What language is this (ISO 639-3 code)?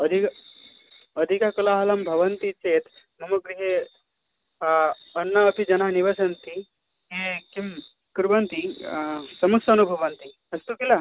san